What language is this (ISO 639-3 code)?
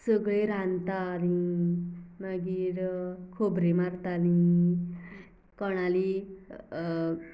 kok